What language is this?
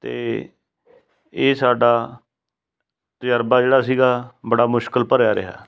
Punjabi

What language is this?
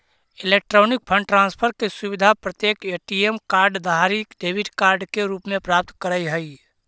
Magahi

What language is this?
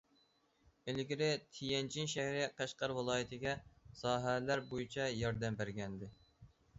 Uyghur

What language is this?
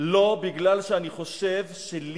Hebrew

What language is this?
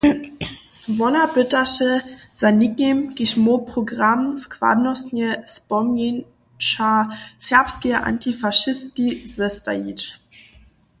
Upper Sorbian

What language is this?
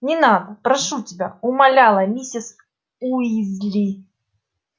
Russian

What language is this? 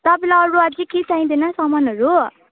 Nepali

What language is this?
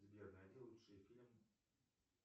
Russian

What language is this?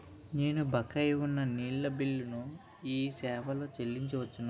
Telugu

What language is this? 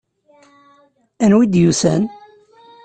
Kabyle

